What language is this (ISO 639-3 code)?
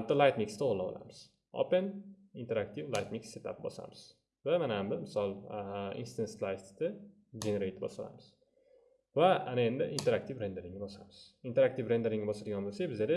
tur